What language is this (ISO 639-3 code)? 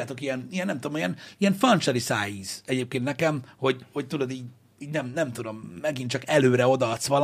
hun